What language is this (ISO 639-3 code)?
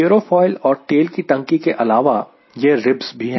hin